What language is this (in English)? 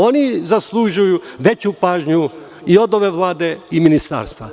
Serbian